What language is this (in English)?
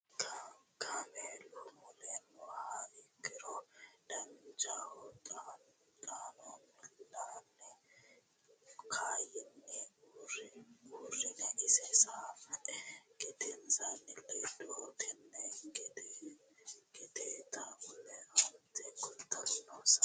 Sidamo